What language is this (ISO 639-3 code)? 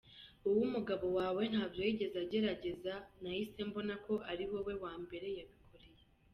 kin